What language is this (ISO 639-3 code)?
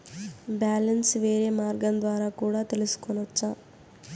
tel